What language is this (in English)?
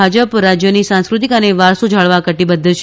Gujarati